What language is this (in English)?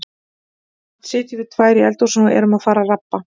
Icelandic